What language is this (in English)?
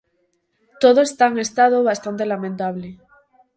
Galician